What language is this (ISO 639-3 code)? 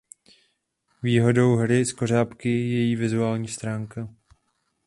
ces